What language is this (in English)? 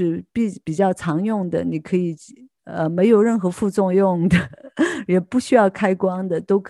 Chinese